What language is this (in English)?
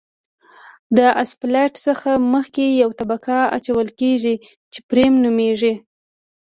Pashto